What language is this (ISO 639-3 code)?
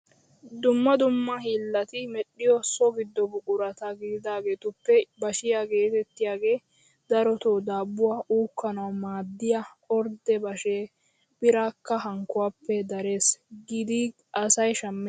wal